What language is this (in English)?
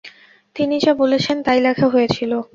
Bangla